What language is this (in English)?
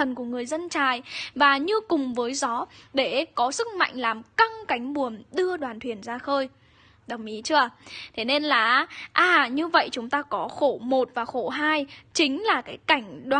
Vietnamese